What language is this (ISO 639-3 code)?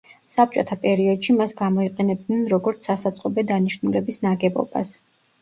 kat